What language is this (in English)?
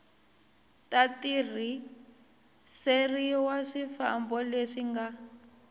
Tsonga